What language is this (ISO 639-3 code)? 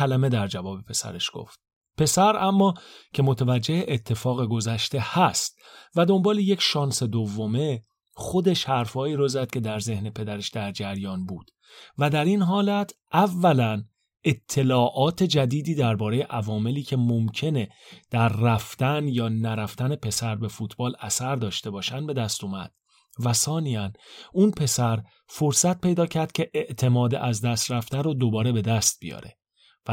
fas